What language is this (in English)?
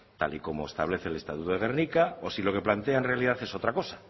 Spanish